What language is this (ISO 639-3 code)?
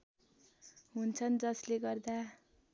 nep